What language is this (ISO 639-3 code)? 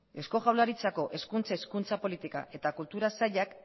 eus